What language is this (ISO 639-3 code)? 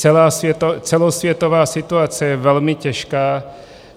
ces